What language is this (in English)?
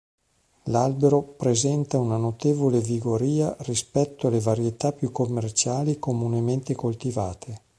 Italian